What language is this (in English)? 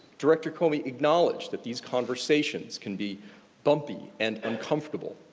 English